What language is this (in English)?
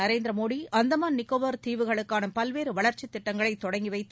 Tamil